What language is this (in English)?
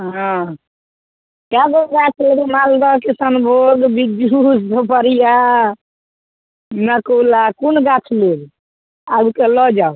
Maithili